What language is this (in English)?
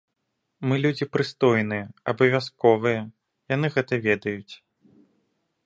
Belarusian